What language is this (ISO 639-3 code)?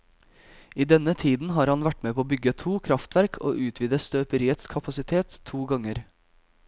nor